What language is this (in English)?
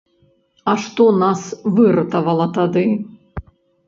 Belarusian